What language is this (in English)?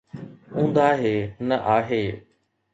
Sindhi